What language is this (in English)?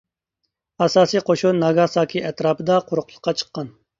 Uyghur